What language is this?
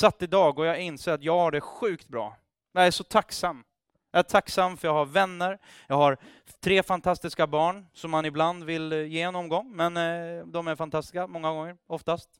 Swedish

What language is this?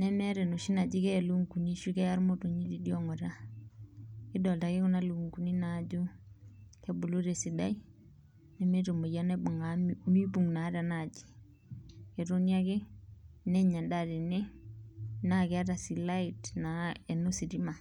Masai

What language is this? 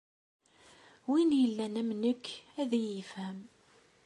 Kabyle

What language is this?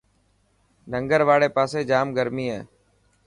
Dhatki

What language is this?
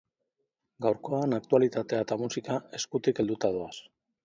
Basque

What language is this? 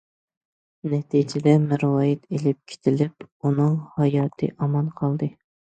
Uyghur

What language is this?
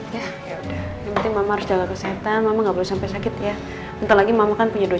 Indonesian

